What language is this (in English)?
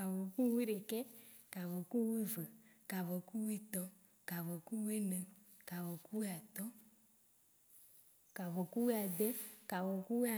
Waci Gbe